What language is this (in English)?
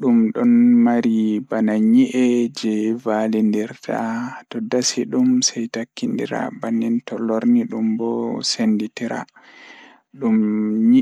Fula